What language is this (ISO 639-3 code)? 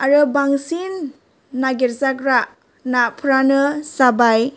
brx